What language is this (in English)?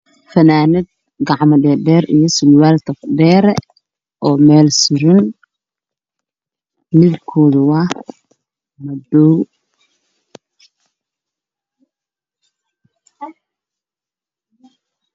Somali